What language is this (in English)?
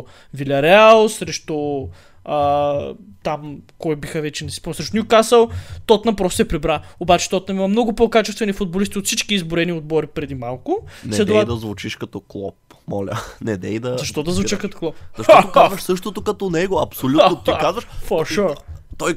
Bulgarian